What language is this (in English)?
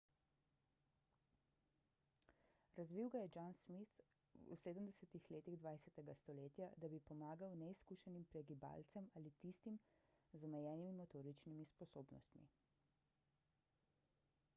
Slovenian